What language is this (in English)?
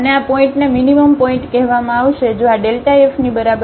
Gujarati